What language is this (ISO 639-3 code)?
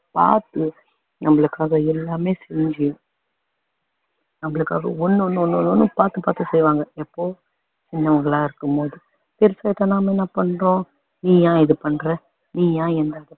tam